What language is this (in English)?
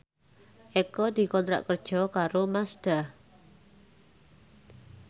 Javanese